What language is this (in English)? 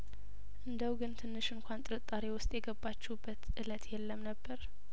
Amharic